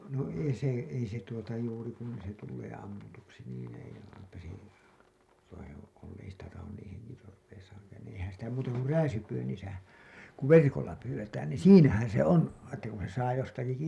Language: Finnish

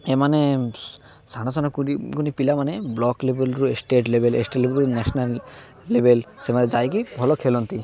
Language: Odia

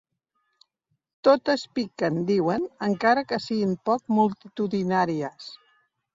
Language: Catalan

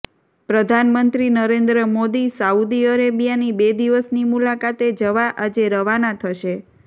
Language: Gujarati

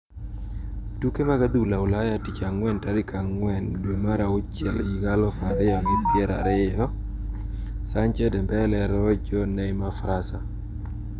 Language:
Luo (Kenya and Tanzania)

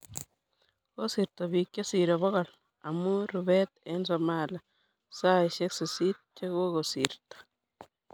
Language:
Kalenjin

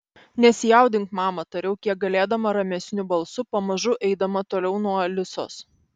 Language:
Lithuanian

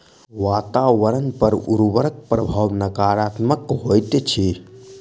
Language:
Maithili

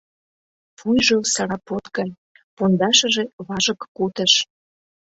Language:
Mari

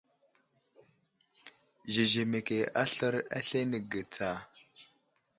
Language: Wuzlam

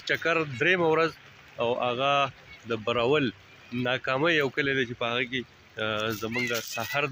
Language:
Arabic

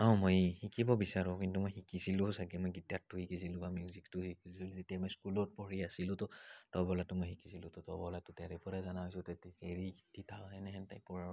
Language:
Assamese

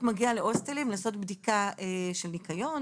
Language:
Hebrew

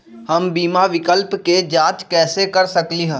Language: Magahi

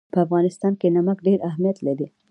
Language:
Pashto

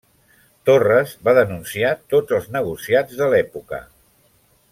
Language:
Catalan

